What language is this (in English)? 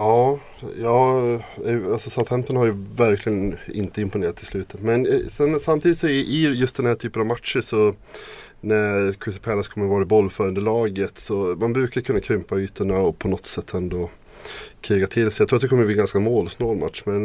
Swedish